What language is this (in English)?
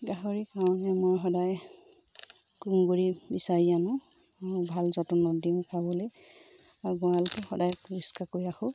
Assamese